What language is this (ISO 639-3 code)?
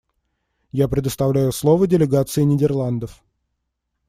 rus